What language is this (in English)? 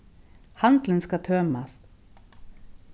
Faroese